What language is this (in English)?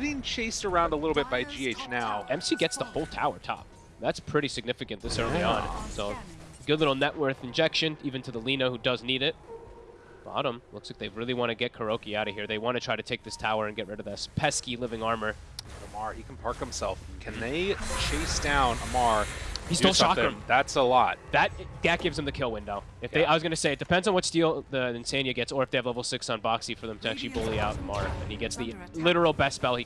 English